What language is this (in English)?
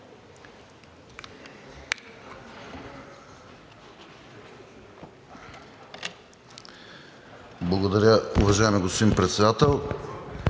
Bulgarian